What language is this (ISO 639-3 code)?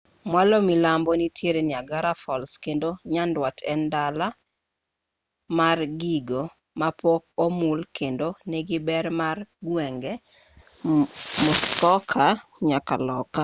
luo